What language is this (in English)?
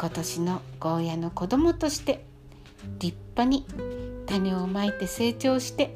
Japanese